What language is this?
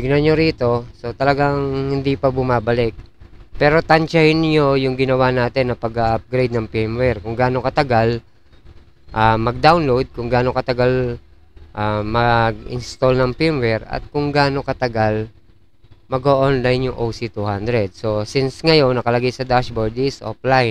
Filipino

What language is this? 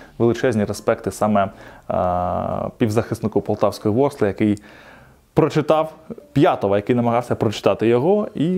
Ukrainian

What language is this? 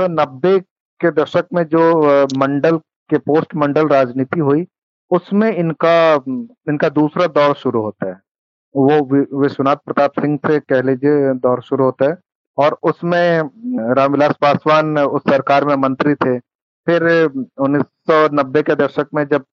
Hindi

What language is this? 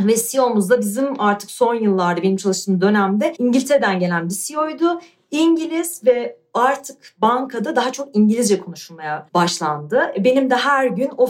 Turkish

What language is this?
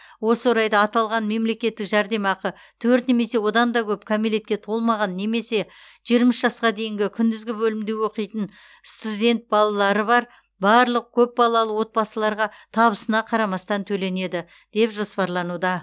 Kazakh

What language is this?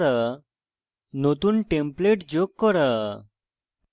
Bangla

